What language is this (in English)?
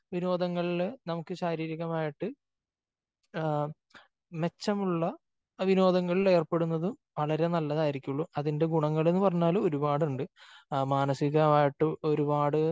Malayalam